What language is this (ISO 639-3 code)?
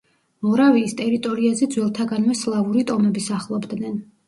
kat